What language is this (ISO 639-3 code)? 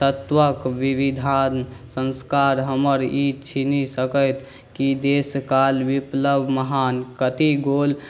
mai